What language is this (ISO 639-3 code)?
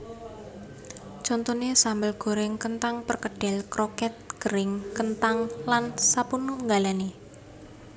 jav